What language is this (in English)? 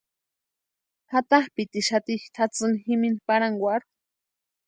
Western Highland Purepecha